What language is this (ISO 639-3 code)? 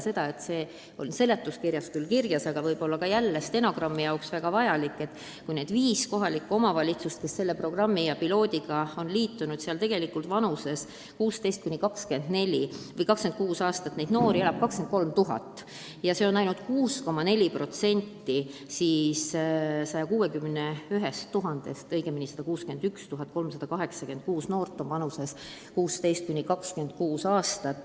est